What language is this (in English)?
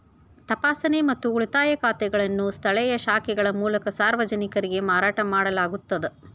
Kannada